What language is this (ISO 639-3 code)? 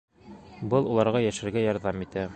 bak